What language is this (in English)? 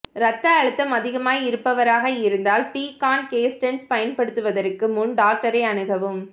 Tamil